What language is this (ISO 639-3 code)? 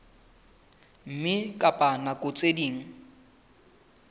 sot